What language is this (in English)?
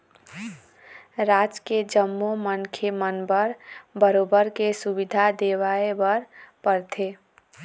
Chhattisgarhi